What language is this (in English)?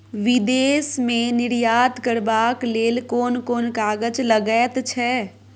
Maithili